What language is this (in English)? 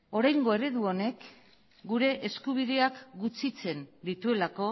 Basque